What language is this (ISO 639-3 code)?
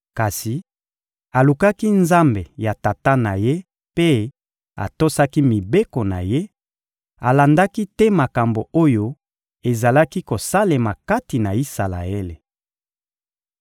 lin